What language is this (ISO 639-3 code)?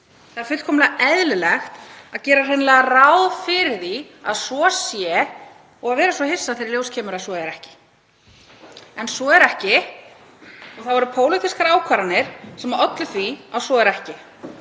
isl